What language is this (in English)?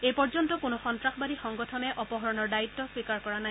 Assamese